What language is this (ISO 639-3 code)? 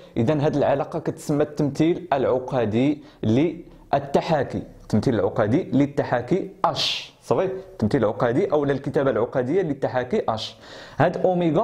ara